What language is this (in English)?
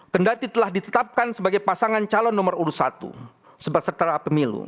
Indonesian